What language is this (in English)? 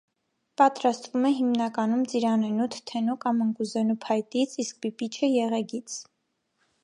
Armenian